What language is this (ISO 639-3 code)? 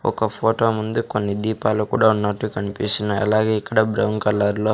tel